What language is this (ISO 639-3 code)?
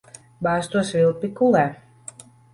lav